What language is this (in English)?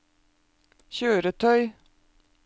Norwegian